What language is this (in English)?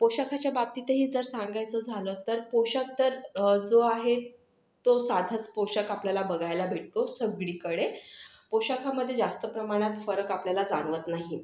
Marathi